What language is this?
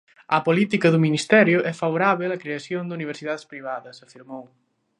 Galician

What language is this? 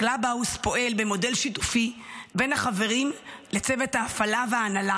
Hebrew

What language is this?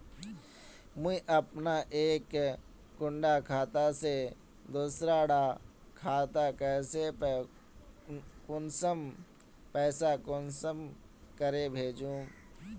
Magahi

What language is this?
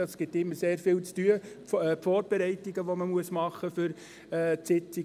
Swiss German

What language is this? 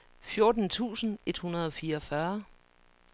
Danish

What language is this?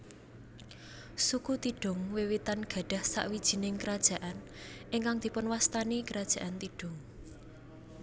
Javanese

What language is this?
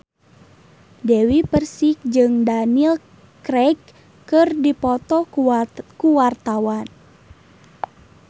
Sundanese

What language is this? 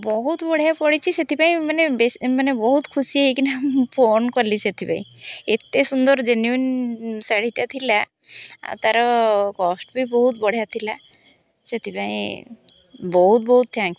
Odia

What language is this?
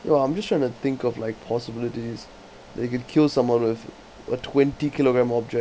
English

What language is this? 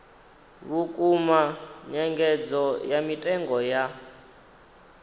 Venda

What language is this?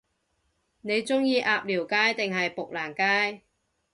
Cantonese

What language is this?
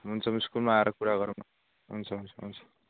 Nepali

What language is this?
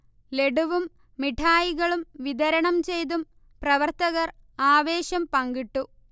Malayalam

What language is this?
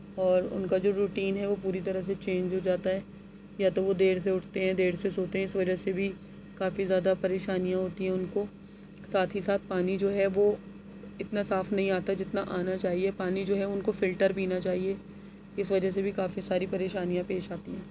Urdu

